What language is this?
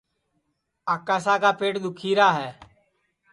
Sansi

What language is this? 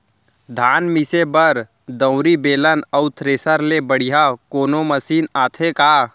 Chhattisgarhi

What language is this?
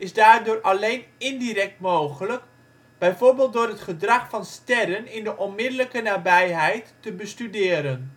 Dutch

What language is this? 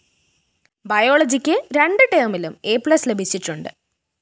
Malayalam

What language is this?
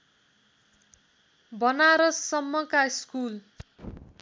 Nepali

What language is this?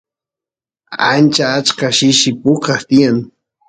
Santiago del Estero Quichua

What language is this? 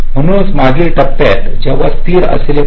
Marathi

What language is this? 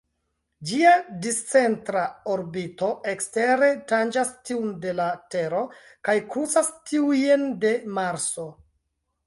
Esperanto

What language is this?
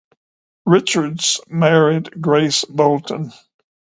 English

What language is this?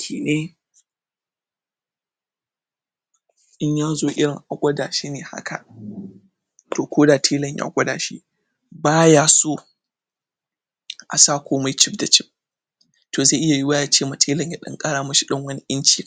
Hausa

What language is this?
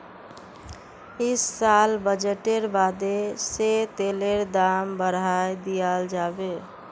Magahi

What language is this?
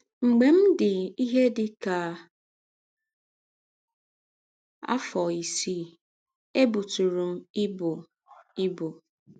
Igbo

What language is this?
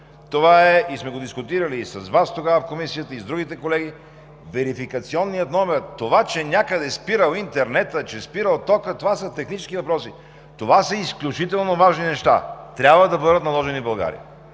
Bulgarian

